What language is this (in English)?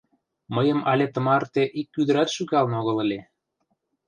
Mari